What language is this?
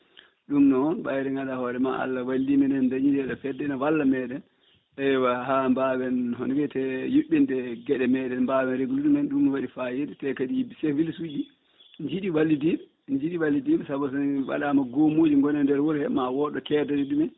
Fula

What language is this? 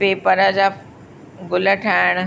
Sindhi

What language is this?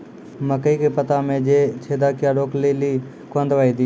Maithili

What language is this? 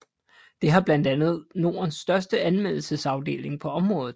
Danish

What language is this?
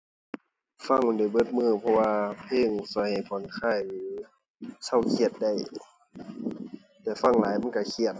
Thai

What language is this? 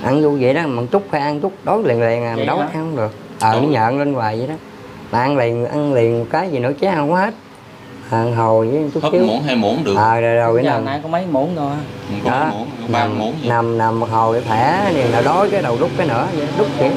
Vietnamese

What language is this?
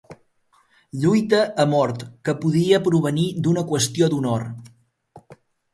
Catalan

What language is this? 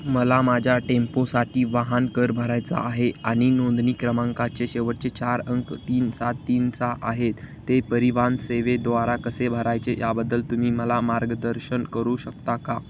Marathi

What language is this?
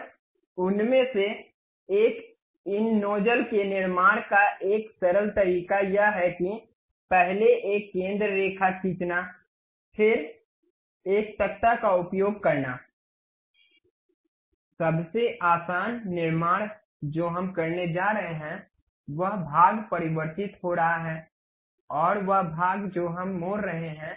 Hindi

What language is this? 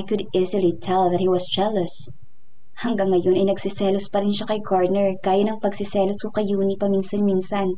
Filipino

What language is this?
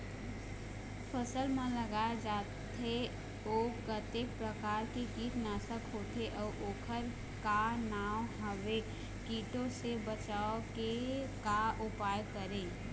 Chhattisgarhi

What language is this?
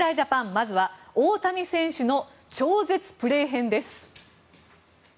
Japanese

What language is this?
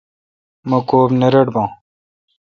Kalkoti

